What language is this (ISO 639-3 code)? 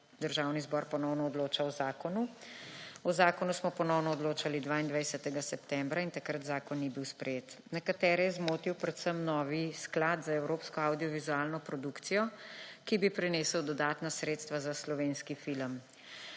slv